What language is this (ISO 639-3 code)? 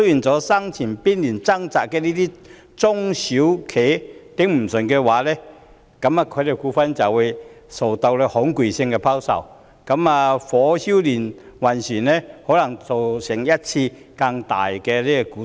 yue